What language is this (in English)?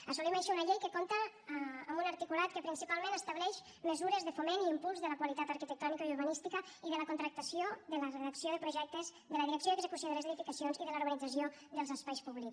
Catalan